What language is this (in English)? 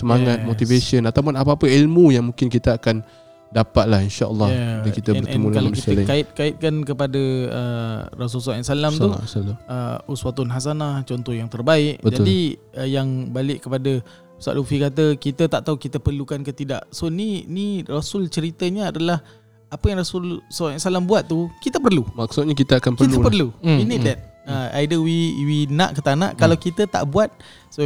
Malay